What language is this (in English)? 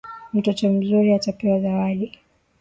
Swahili